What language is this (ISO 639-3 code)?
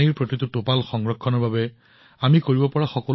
asm